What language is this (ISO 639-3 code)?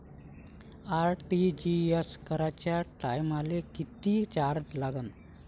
mar